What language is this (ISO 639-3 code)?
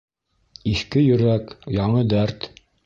bak